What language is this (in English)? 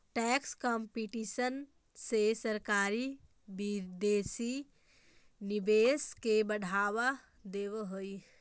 Magahi